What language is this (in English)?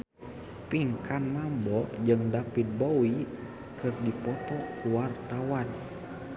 Sundanese